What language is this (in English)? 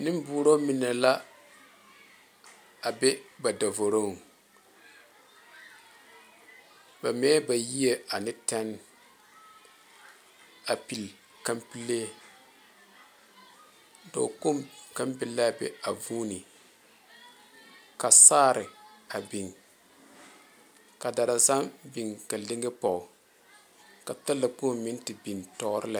Southern Dagaare